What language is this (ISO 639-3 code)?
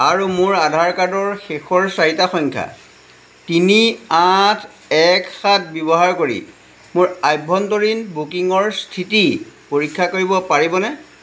asm